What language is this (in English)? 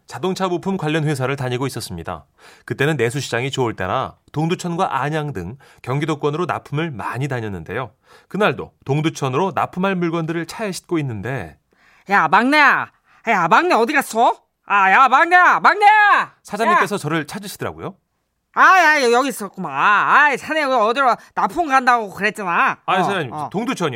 Korean